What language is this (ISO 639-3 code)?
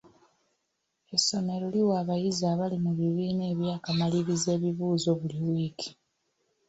lug